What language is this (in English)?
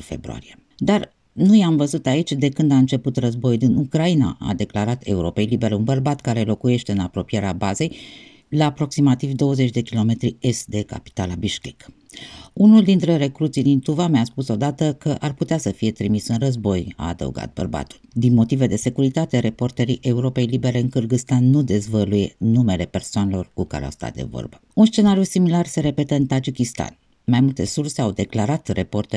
Romanian